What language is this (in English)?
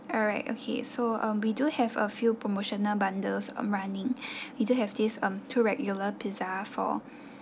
English